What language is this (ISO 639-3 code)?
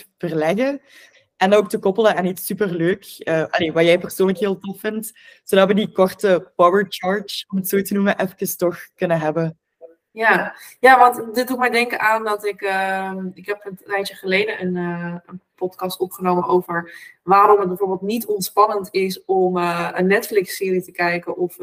nld